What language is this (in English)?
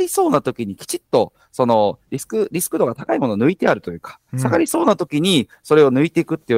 Japanese